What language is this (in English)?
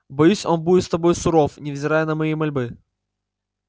Russian